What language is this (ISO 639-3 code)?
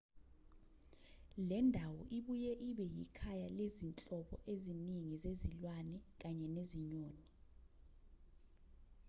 zul